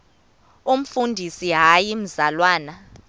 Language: Xhosa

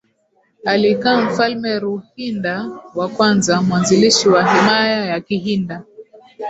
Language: Swahili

